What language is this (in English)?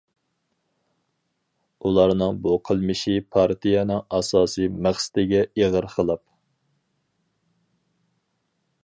Uyghur